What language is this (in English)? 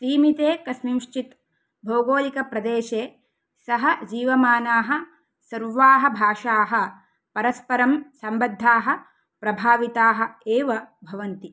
Sanskrit